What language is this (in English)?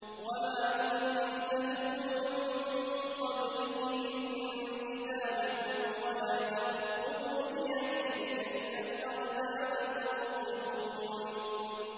Arabic